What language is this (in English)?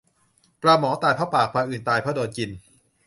Thai